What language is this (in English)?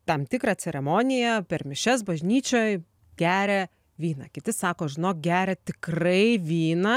Lithuanian